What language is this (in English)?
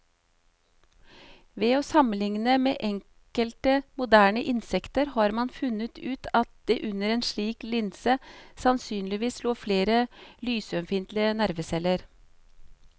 Norwegian